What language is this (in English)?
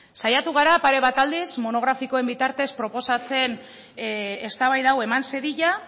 Basque